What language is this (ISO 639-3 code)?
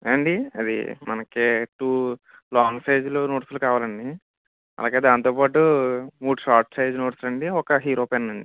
tel